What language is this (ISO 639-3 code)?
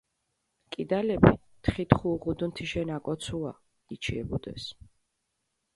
xmf